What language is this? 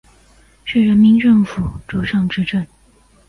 Chinese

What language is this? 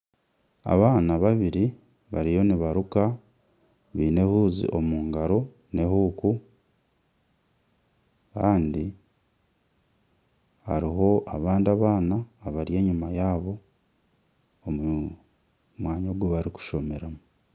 Nyankole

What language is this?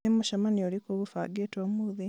Kikuyu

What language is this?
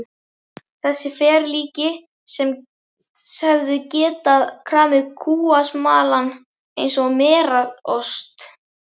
Icelandic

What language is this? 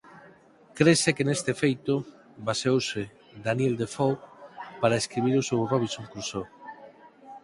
Galician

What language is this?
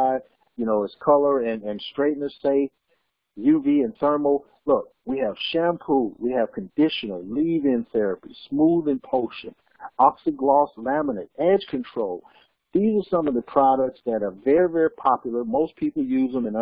English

